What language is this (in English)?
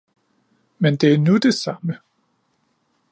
Danish